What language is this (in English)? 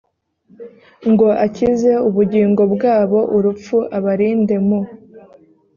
Kinyarwanda